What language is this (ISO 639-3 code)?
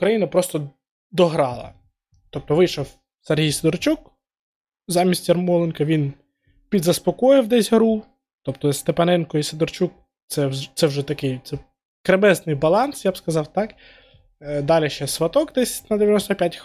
ukr